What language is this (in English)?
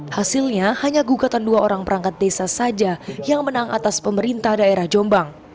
Indonesian